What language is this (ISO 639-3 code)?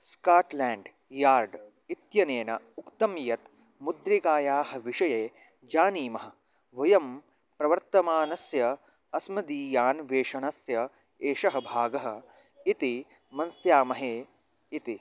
san